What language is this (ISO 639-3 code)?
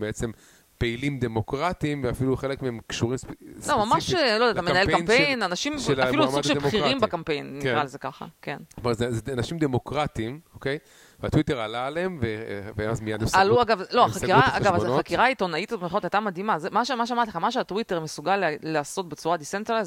heb